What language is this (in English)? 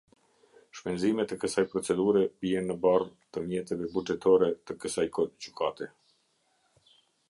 Albanian